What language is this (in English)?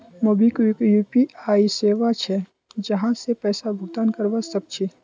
Magahi